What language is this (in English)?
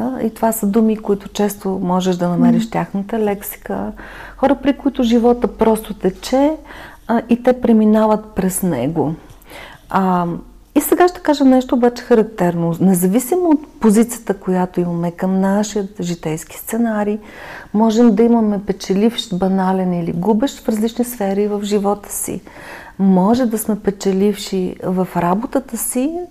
Bulgarian